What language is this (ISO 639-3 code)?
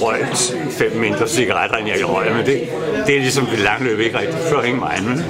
dan